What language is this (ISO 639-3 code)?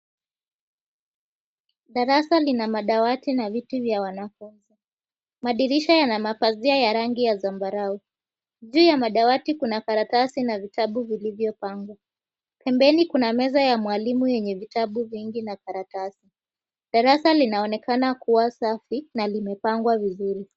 swa